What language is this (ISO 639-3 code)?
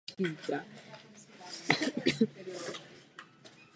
ces